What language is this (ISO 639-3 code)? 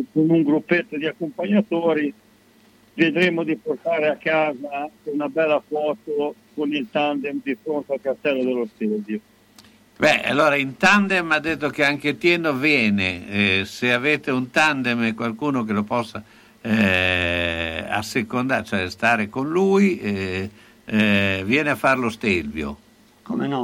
ita